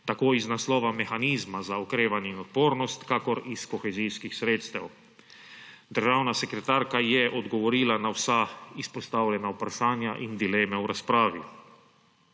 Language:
Slovenian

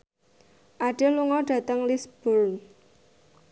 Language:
Javanese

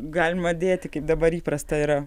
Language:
Lithuanian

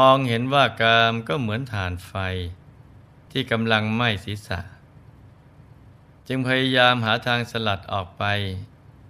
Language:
Thai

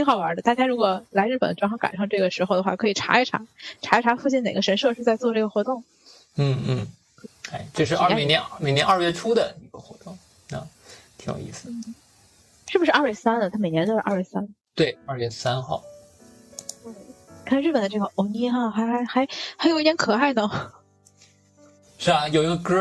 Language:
Chinese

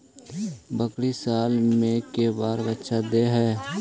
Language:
Magahi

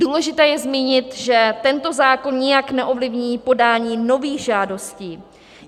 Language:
Czech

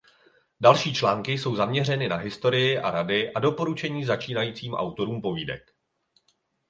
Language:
Czech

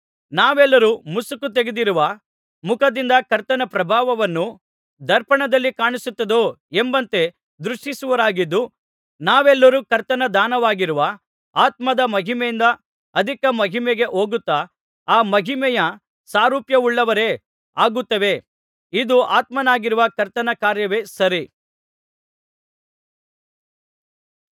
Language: Kannada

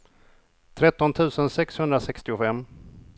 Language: Swedish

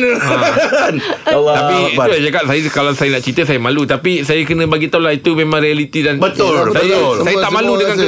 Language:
Malay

